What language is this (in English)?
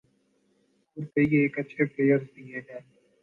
Urdu